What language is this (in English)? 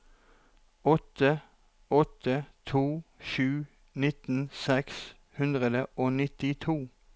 Norwegian